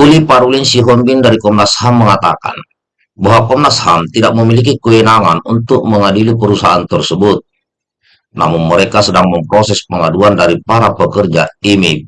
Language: Indonesian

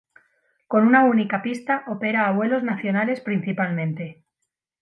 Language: Spanish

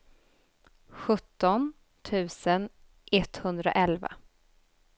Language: Swedish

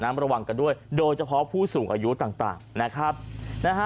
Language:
Thai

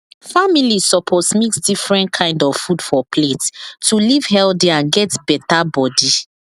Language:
Nigerian Pidgin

